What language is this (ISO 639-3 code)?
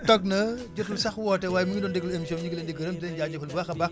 wol